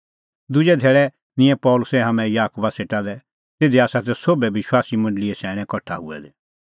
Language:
Kullu Pahari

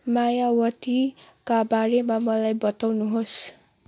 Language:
Nepali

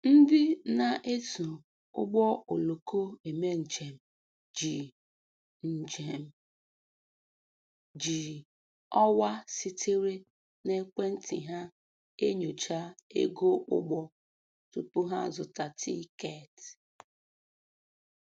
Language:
Igbo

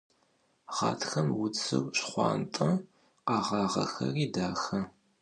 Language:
Adyghe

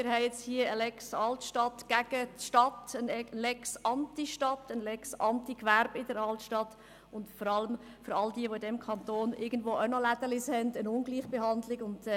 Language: Swiss German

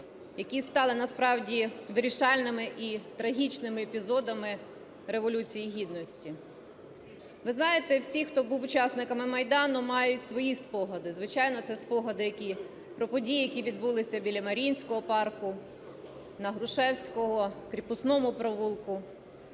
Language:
Ukrainian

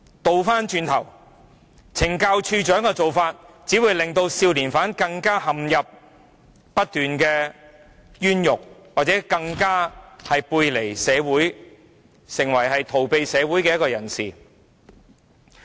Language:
Cantonese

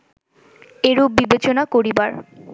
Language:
Bangla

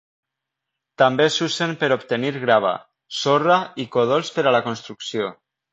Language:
Catalan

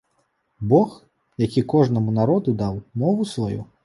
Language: Belarusian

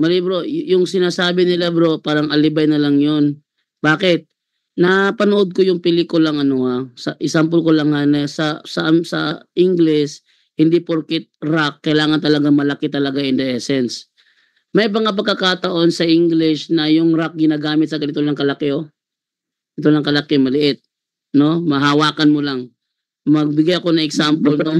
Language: Filipino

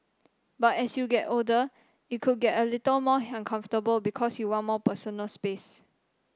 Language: English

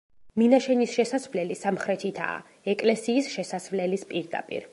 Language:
Georgian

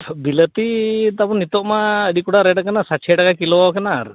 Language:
Santali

